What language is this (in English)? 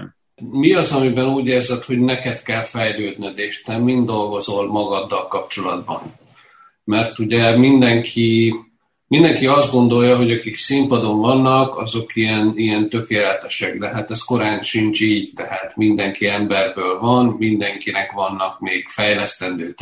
Hungarian